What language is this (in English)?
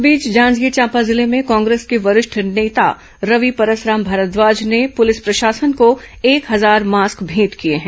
Hindi